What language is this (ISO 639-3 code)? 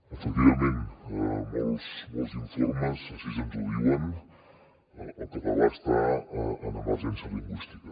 cat